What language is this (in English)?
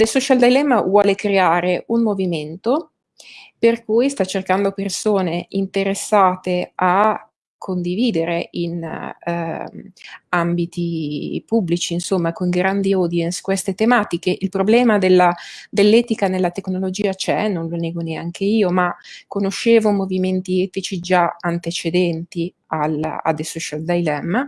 Italian